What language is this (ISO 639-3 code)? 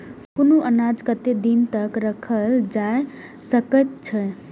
mai